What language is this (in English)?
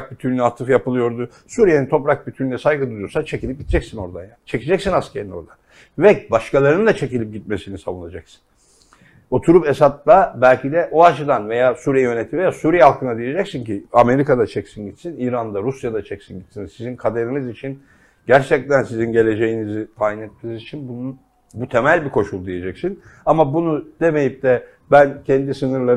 Turkish